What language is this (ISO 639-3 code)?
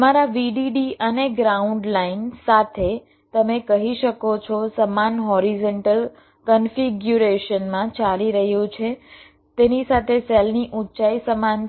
guj